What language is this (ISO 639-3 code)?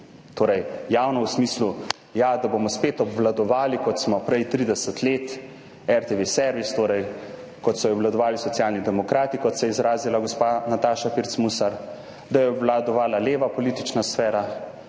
slv